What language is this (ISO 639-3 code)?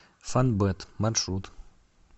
rus